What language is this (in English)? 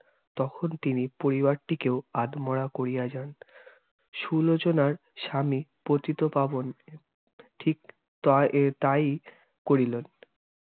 Bangla